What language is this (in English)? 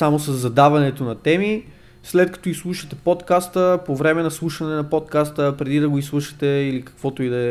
Bulgarian